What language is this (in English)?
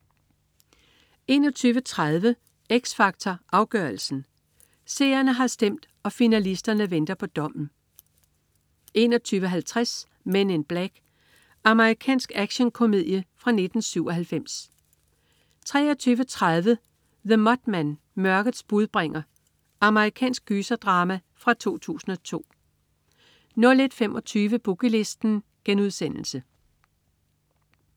Danish